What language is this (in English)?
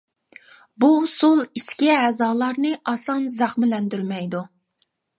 Uyghur